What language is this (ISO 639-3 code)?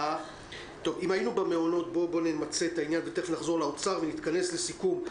heb